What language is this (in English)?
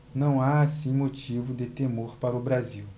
Portuguese